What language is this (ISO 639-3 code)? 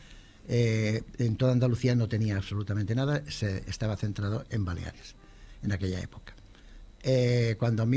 spa